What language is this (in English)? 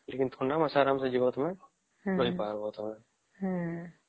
Odia